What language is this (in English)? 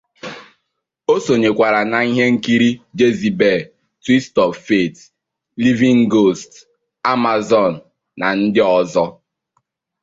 Igbo